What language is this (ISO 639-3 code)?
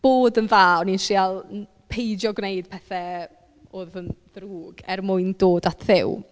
cym